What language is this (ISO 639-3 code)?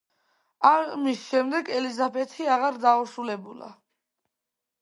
kat